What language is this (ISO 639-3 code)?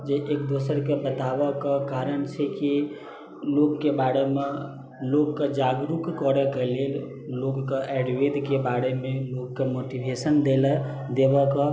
mai